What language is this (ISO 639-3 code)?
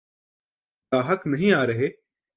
urd